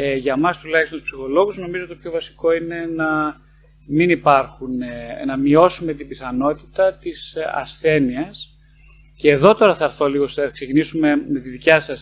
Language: Greek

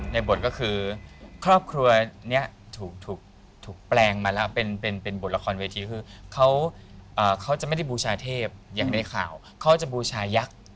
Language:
Thai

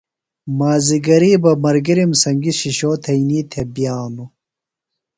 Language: Phalura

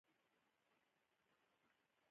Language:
Pashto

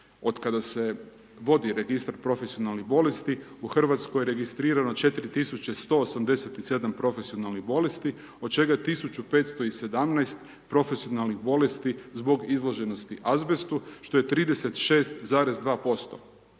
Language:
Croatian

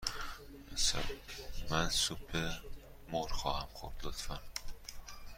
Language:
Persian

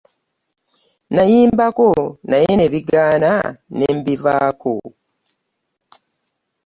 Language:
Ganda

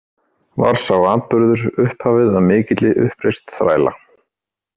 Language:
Icelandic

